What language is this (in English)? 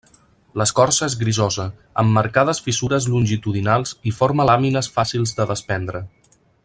Catalan